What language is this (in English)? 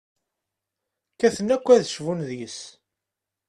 Kabyle